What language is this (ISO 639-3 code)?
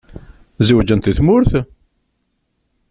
kab